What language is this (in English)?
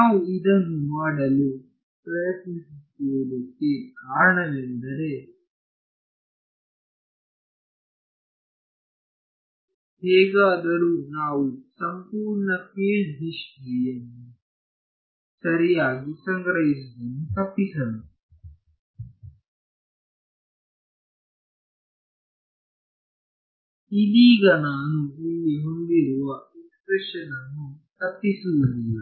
Kannada